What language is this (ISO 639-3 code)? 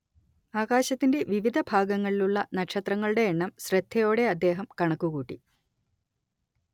mal